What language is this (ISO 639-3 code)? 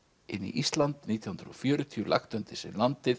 isl